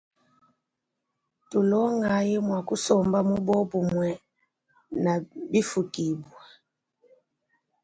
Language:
Luba-Lulua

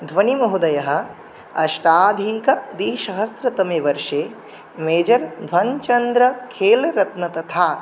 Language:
Sanskrit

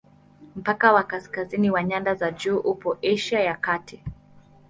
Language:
Swahili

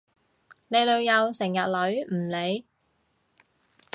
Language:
Cantonese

